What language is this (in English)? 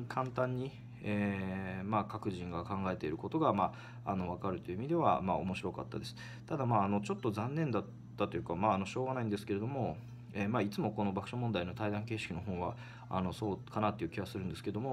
Japanese